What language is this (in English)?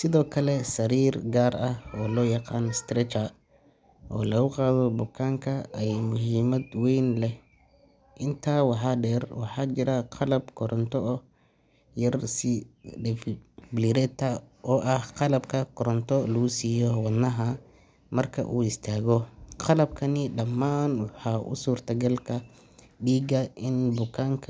Somali